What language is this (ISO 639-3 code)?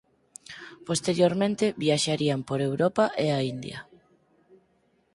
glg